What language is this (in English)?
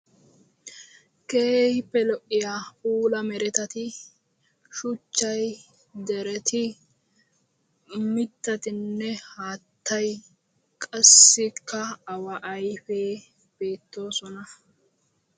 Wolaytta